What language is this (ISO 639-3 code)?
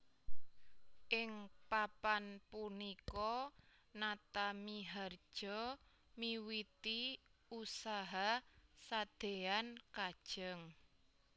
jav